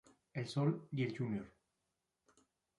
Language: Spanish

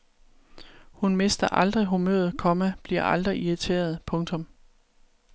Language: Danish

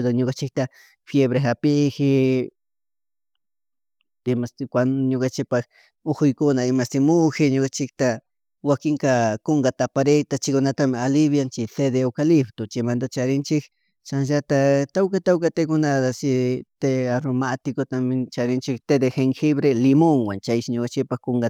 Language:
Chimborazo Highland Quichua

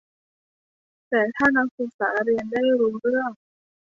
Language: Thai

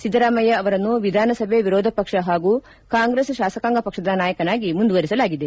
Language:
Kannada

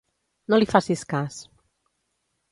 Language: Catalan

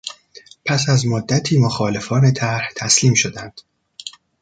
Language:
Persian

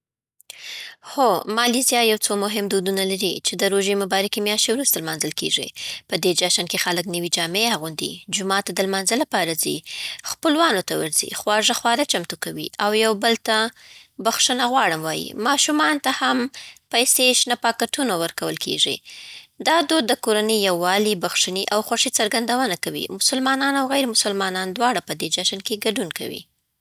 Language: Southern Pashto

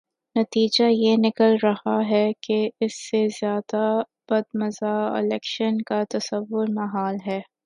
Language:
Urdu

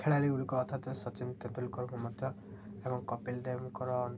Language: Odia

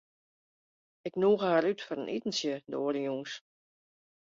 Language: Western Frisian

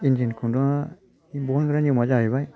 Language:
Bodo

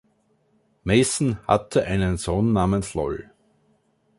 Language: German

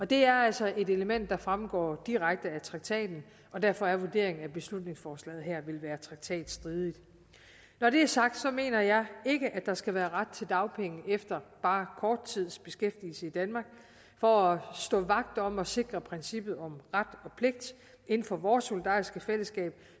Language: Danish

